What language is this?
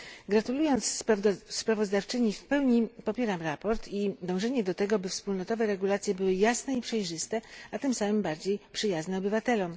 Polish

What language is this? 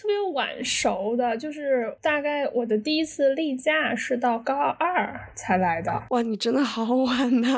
Chinese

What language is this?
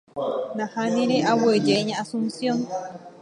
Guarani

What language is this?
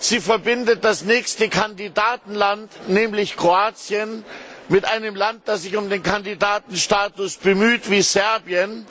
German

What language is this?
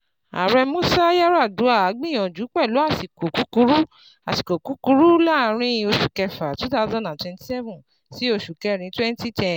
Yoruba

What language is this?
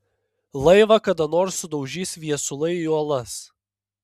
Lithuanian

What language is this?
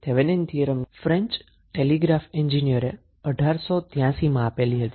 Gujarati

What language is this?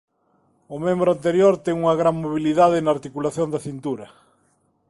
Galician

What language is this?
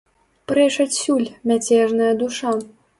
Belarusian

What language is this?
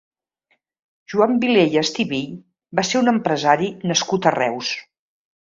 Catalan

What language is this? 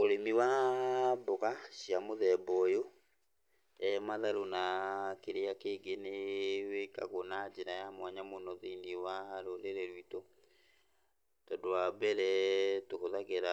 Kikuyu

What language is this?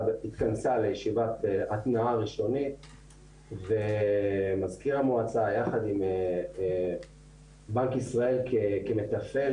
Hebrew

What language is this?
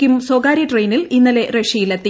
Malayalam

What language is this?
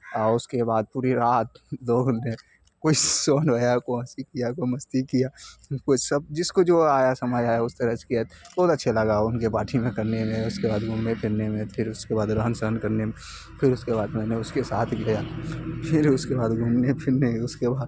Urdu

